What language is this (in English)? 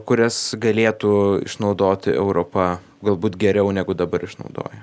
Lithuanian